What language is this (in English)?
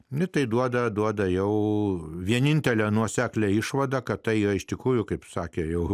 Lithuanian